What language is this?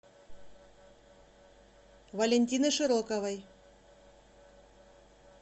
Russian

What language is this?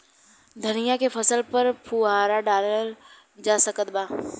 Bhojpuri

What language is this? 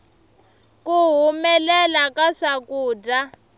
Tsonga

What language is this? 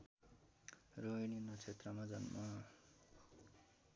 Nepali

